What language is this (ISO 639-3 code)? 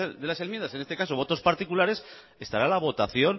spa